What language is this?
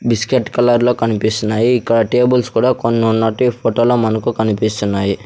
Telugu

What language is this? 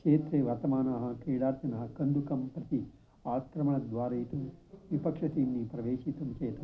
Sanskrit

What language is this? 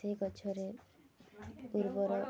Odia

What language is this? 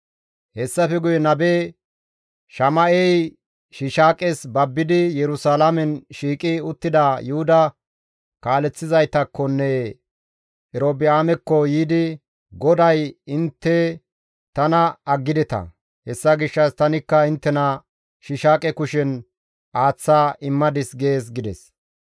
Gamo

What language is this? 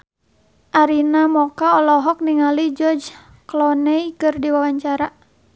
Sundanese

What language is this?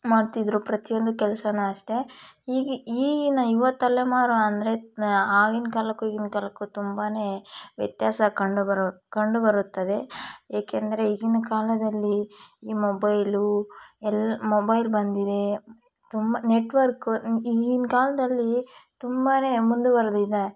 Kannada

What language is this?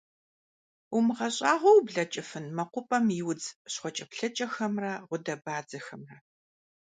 Kabardian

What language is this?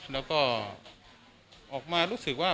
Thai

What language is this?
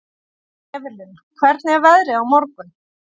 Icelandic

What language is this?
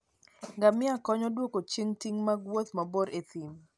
Luo (Kenya and Tanzania)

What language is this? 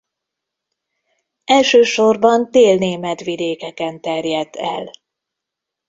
Hungarian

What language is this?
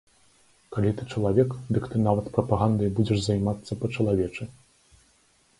Belarusian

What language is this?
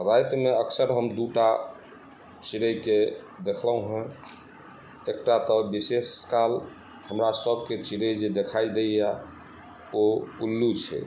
Maithili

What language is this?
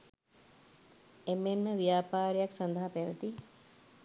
Sinhala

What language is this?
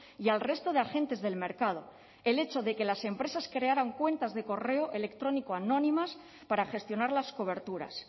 Spanish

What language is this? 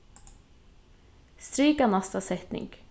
Faroese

